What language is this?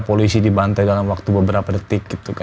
Indonesian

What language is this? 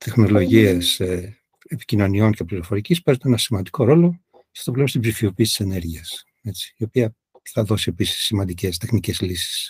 Greek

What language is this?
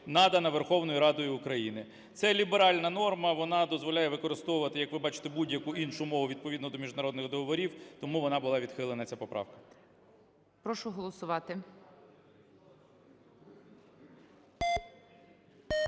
Ukrainian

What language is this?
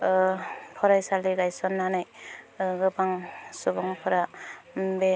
Bodo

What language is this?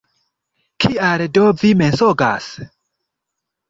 Esperanto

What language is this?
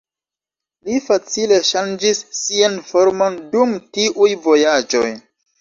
Esperanto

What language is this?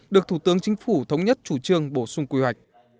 Vietnamese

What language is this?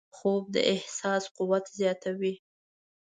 Pashto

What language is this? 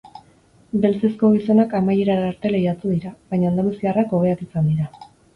Basque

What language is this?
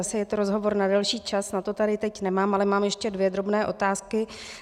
Czech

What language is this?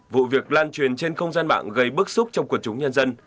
Vietnamese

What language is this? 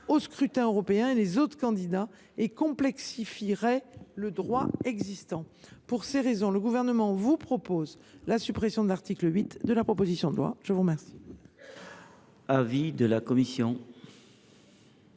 French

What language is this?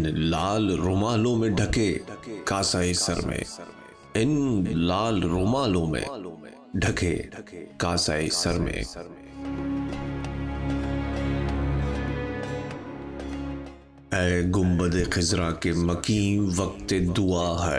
Urdu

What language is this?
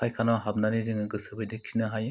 Bodo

